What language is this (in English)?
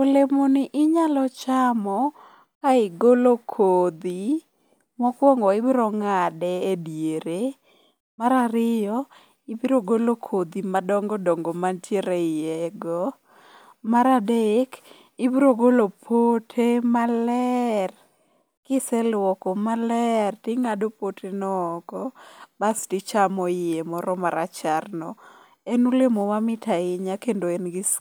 Luo (Kenya and Tanzania)